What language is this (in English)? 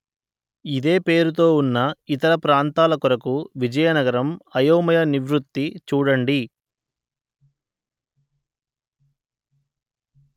Telugu